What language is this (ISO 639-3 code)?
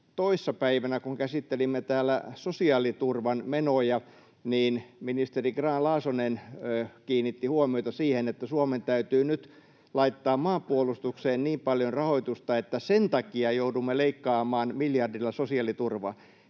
fin